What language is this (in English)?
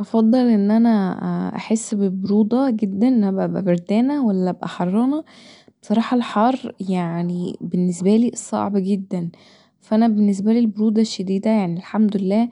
Egyptian Arabic